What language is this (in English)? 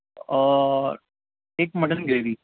Urdu